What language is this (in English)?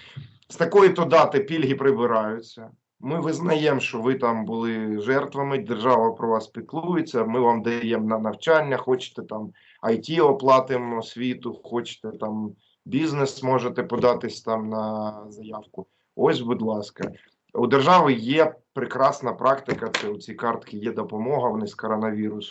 Ukrainian